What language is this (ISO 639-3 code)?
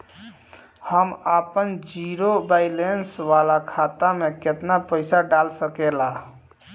bho